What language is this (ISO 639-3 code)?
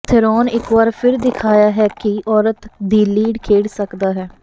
pan